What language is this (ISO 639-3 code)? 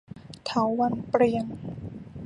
tha